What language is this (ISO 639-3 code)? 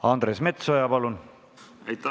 est